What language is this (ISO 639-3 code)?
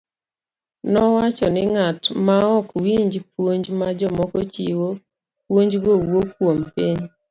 luo